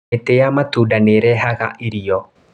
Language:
Kikuyu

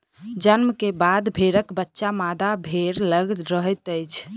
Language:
Maithili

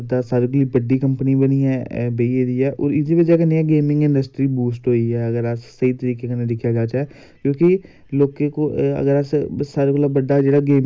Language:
Dogri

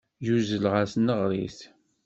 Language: Kabyle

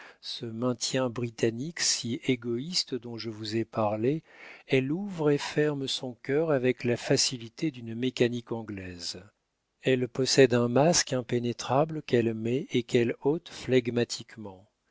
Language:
French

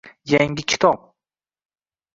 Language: Uzbek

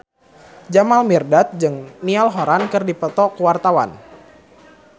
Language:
Sundanese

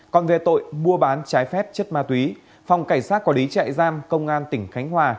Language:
Vietnamese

